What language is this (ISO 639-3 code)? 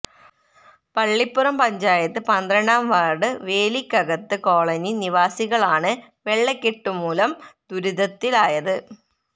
mal